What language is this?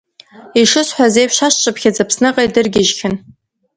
Abkhazian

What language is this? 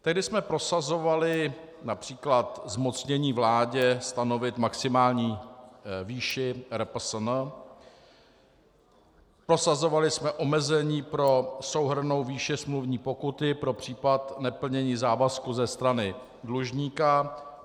Czech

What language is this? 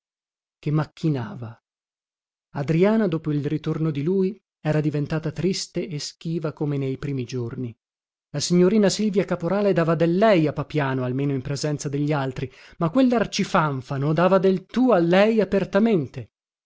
Italian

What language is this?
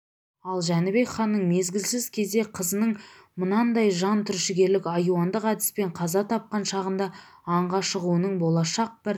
Kazakh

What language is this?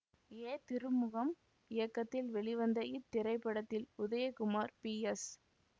Tamil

